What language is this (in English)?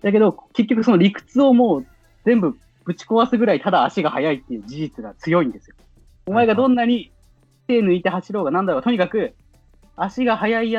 Japanese